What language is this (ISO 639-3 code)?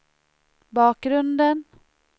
swe